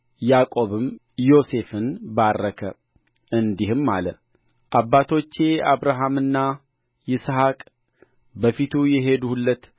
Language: Amharic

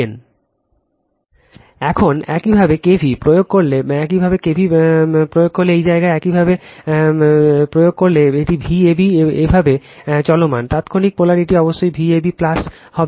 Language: Bangla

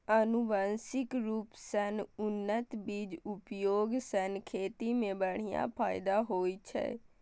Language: Maithili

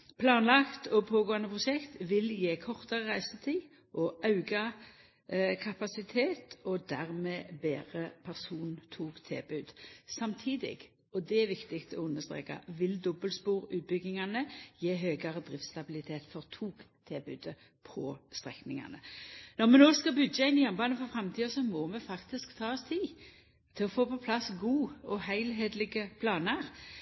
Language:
Norwegian Nynorsk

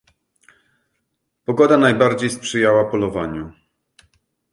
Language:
Polish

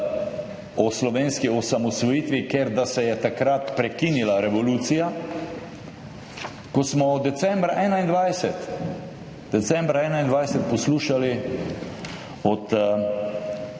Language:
Slovenian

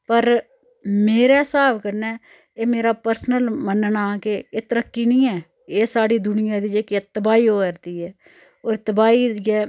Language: Dogri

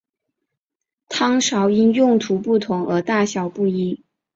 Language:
Chinese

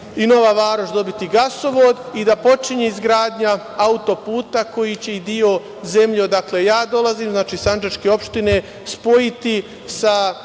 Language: Serbian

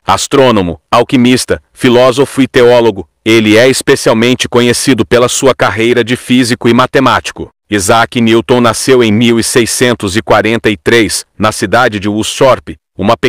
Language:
Portuguese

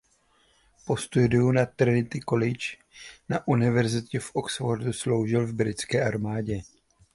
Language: Czech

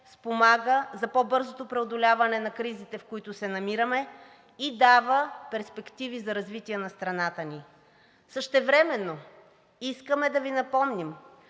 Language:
Bulgarian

